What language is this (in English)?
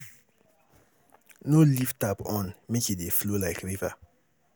Nigerian Pidgin